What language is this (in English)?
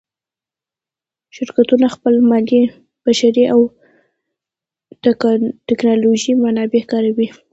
Pashto